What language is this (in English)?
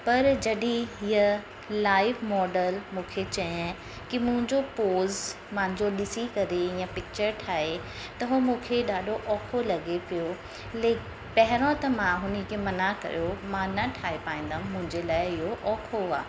Sindhi